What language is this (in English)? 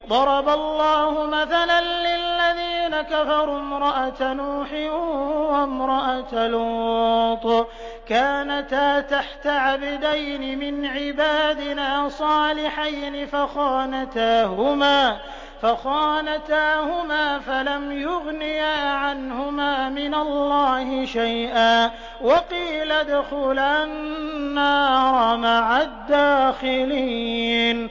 Arabic